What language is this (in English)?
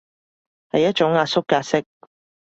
Cantonese